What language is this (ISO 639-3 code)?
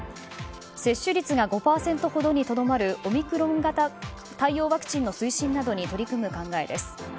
jpn